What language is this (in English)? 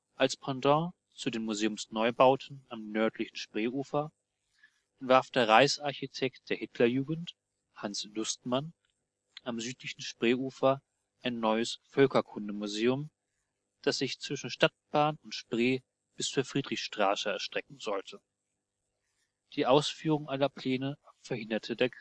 German